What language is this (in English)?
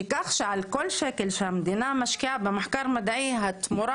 Hebrew